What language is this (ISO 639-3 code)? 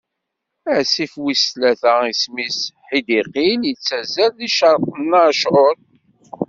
kab